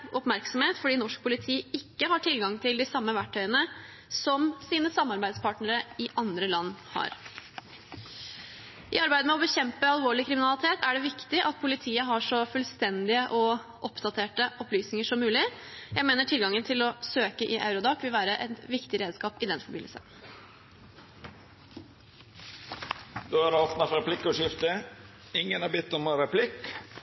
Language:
Norwegian Bokmål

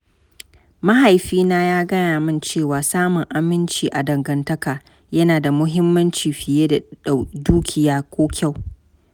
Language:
Hausa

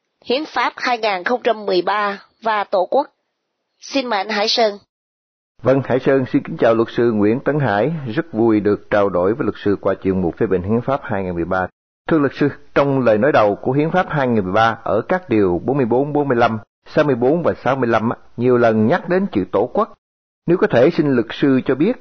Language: Vietnamese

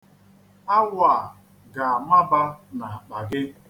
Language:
Igbo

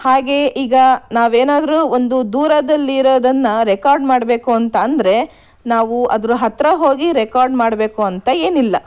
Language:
Kannada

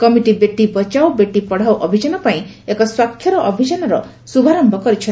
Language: Odia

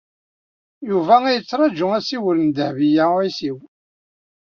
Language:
Kabyle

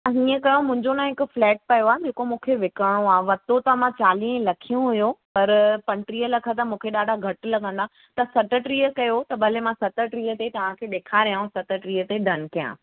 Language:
Sindhi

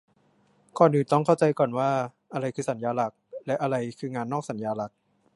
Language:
Thai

